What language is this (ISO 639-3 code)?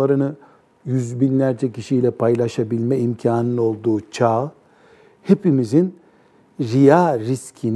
tur